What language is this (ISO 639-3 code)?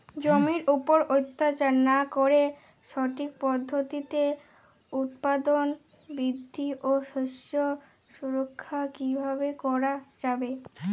ben